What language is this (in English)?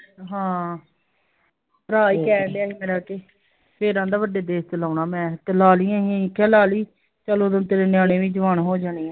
Punjabi